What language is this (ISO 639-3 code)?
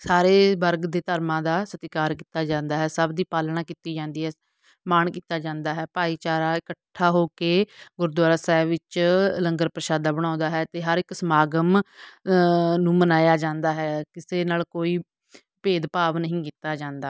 pan